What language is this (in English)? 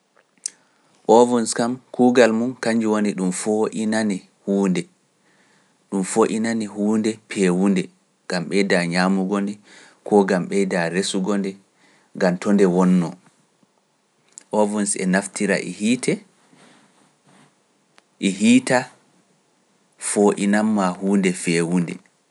Pular